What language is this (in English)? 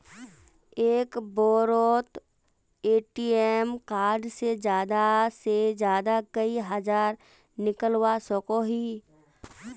Magahi